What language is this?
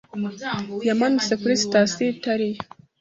Kinyarwanda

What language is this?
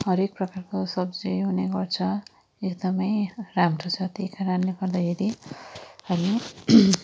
Nepali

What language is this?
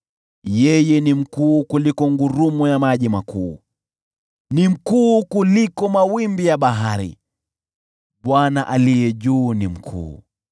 Swahili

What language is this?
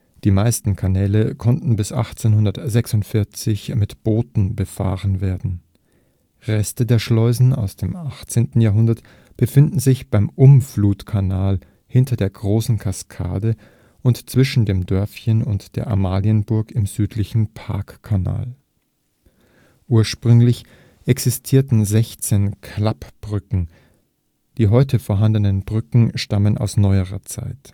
German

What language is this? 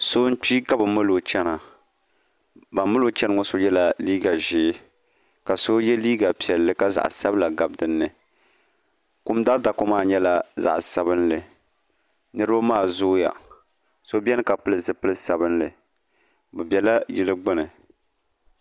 Dagbani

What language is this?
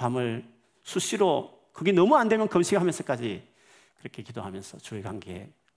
Korean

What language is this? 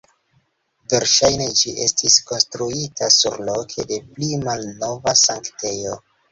Esperanto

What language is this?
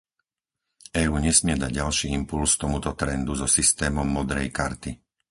Slovak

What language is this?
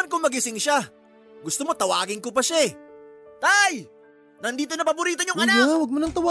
Filipino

